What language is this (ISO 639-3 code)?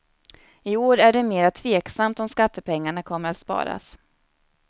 swe